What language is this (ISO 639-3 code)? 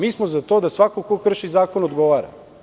srp